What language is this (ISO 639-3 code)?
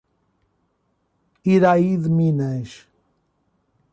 por